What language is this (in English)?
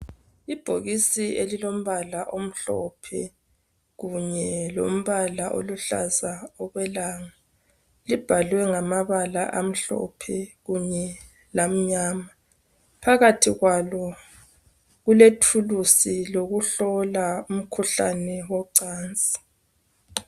North Ndebele